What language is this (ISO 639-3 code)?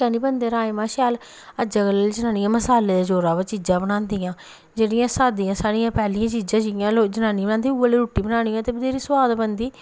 doi